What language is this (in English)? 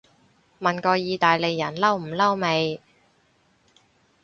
Cantonese